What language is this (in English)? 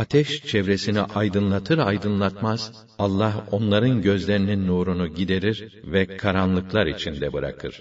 Turkish